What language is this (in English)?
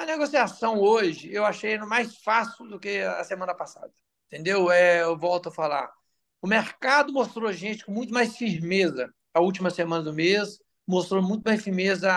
Portuguese